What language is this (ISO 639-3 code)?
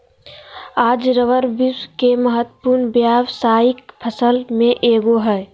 mag